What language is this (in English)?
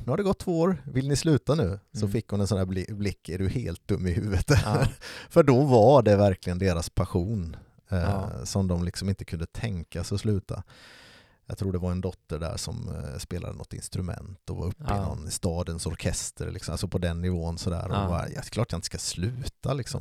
Swedish